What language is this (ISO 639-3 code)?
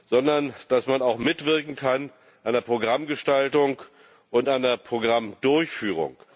deu